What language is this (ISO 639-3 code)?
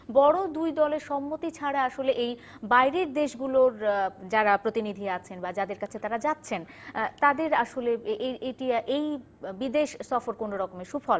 ben